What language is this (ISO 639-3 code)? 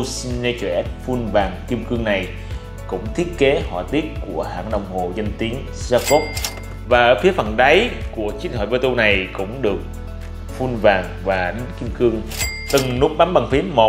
vie